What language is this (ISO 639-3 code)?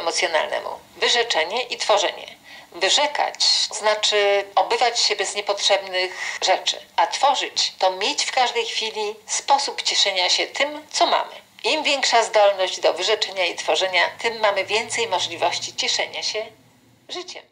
pol